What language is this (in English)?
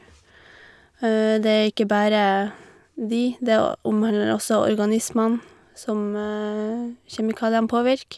Norwegian